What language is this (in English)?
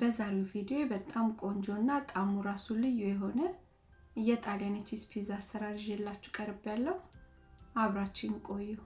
Amharic